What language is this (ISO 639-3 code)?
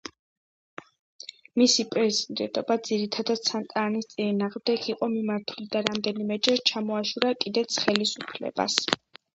kat